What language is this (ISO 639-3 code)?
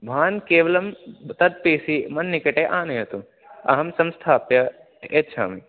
san